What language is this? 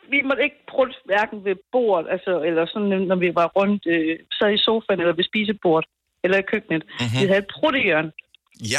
Danish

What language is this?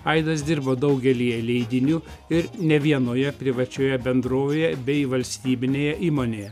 Lithuanian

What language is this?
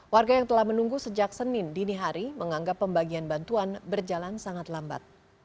Indonesian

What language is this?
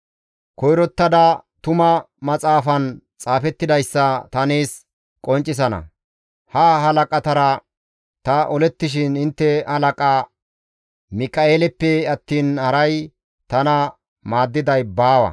Gamo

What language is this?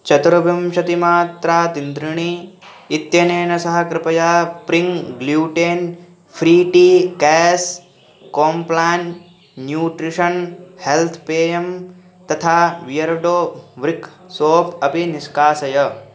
Sanskrit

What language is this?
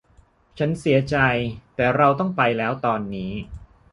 Thai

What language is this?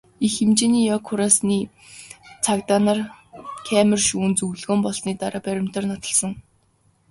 Mongolian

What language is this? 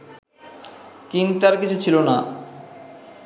Bangla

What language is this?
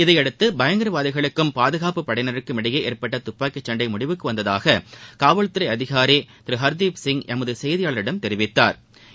Tamil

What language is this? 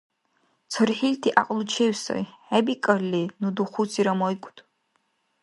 Dargwa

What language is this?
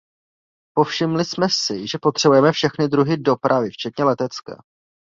Czech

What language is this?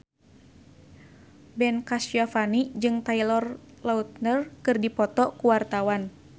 Sundanese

